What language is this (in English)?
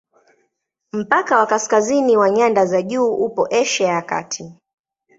Swahili